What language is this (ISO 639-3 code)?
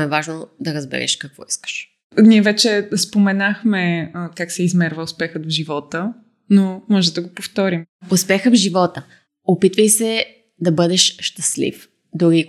bul